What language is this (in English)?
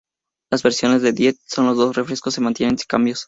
Spanish